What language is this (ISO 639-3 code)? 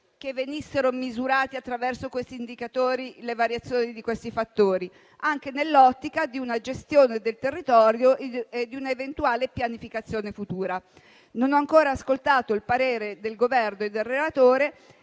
ita